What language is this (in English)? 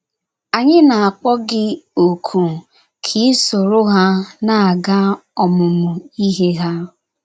Igbo